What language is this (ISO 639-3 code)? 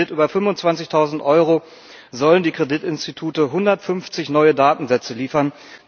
deu